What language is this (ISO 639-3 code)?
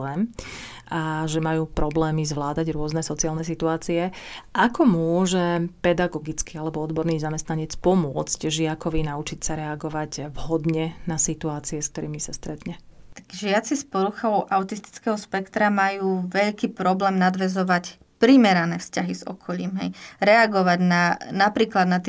slk